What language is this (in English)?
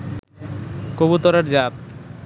Bangla